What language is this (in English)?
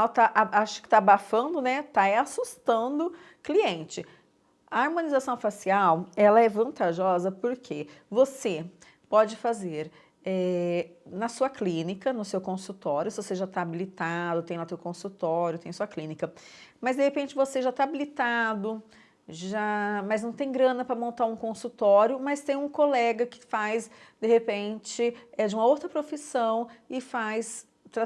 Portuguese